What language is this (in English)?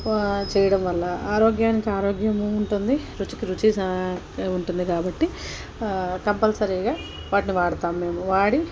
Telugu